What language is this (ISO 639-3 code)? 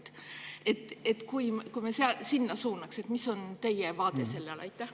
est